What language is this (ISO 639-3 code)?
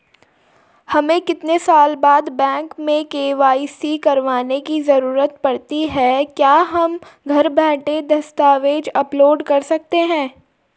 hin